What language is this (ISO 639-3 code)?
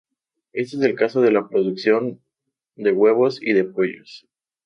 spa